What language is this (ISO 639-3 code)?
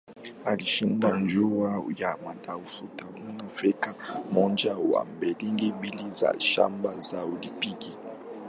swa